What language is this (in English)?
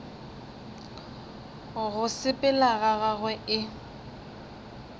Northern Sotho